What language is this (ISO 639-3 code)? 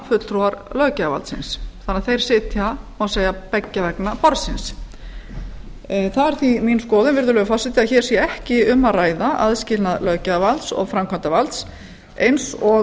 isl